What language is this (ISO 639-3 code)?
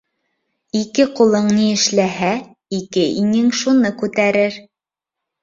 bak